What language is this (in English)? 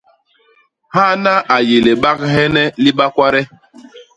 Basaa